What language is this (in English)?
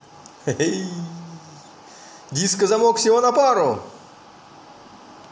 Russian